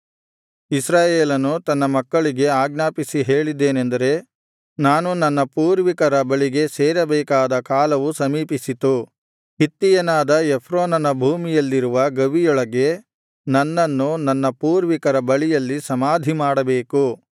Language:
Kannada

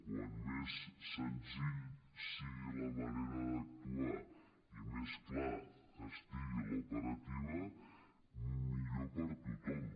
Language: Catalan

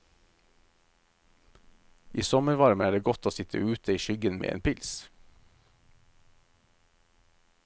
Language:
Norwegian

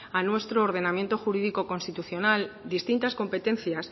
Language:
Spanish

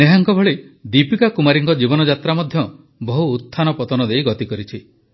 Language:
Odia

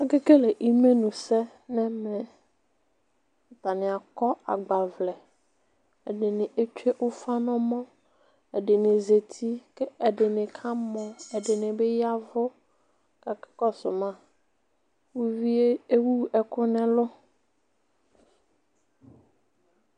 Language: Ikposo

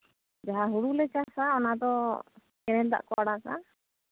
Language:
Santali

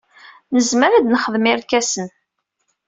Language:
Kabyle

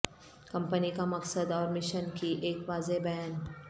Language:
Urdu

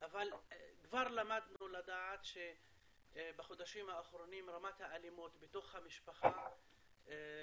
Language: Hebrew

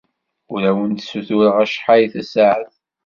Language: Kabyle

